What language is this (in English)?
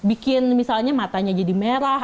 Indonesian